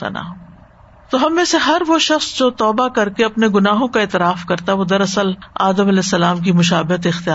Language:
Urdu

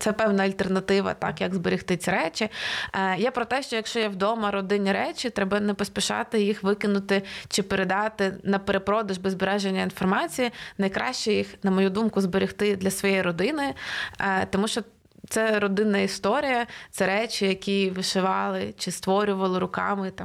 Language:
Ukrainian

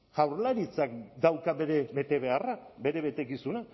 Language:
Basque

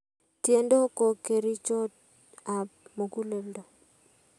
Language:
Kalenjin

